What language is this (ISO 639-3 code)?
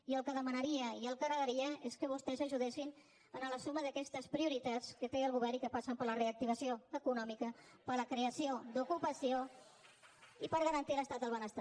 cat